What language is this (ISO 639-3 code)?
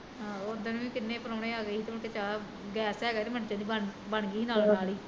pan